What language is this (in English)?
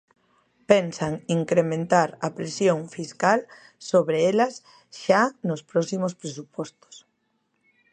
Galician